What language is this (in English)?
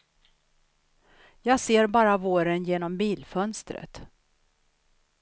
Swedish